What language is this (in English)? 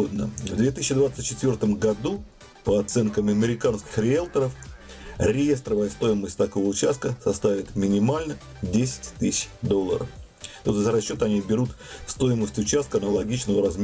Russian